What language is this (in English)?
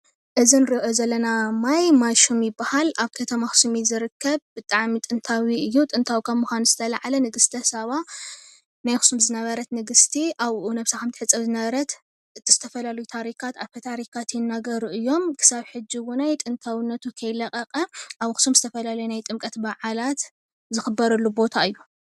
Tigrinya